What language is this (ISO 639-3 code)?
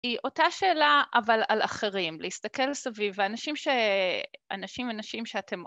heb